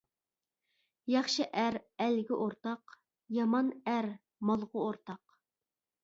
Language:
Uyghur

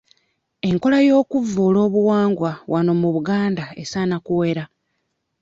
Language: Ganda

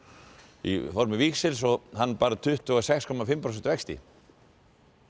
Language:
Icelandic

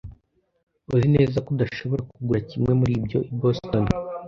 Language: Kinyarwanda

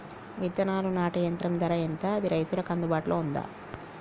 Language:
Telugu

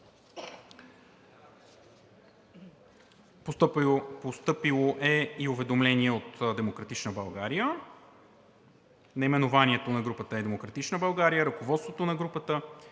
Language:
Bulgarian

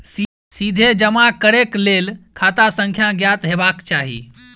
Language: Maithili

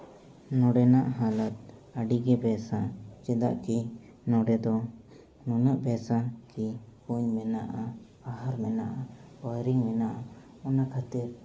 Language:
Santali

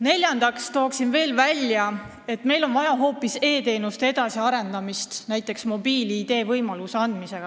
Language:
Estonian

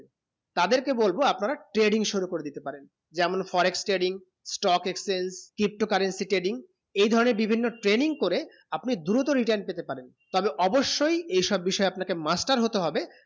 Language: Bangla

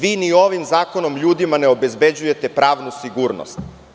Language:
Serbian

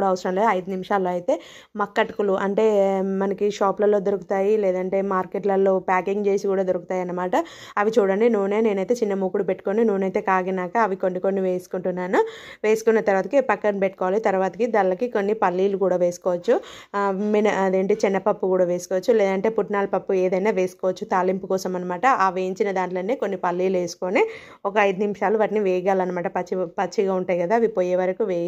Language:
Telugu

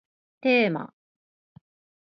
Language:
Japanese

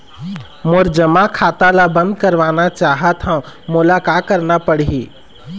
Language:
Chhattisgarhi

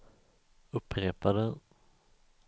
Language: Swedish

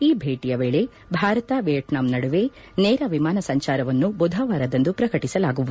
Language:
Kannada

